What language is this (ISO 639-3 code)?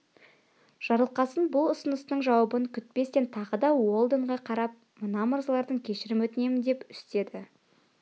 kaz